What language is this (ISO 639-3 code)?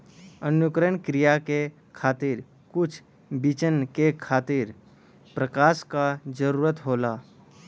bho